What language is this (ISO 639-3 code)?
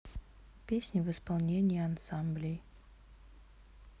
rus